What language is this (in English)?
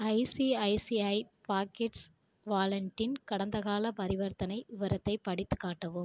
Tamil